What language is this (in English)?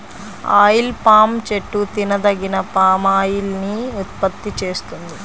Telugu